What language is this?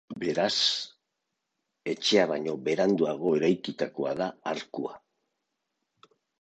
Basque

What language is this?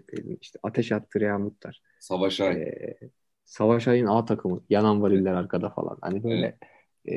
Turkish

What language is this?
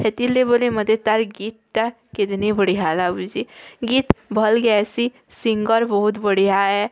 Odia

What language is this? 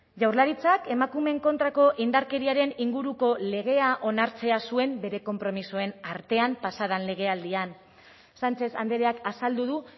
Basque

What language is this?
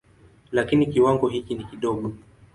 Swahili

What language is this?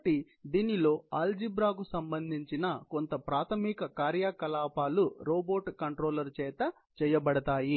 Telugu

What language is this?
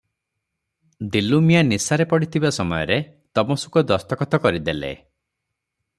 Odia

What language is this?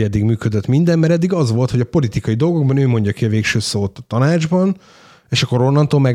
Hungarian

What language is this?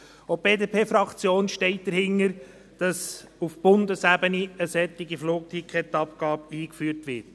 Swiss German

